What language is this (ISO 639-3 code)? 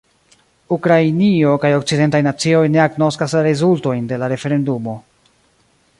epo